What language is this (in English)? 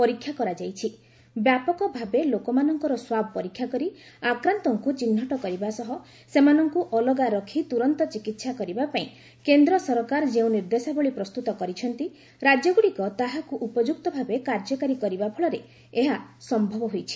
Odia